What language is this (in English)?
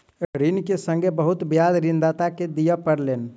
Maithili